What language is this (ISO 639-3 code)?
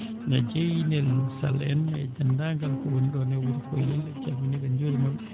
ful